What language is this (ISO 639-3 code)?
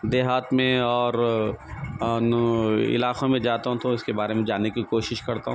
urd